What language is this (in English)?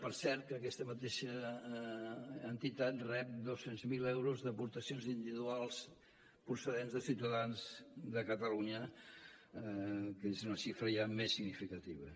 Catalan